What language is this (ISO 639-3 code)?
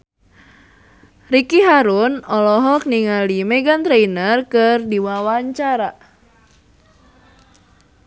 sun